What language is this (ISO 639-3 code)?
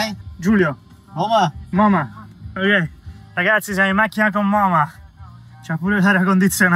ita